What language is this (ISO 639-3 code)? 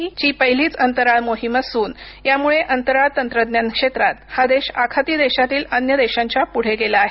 mar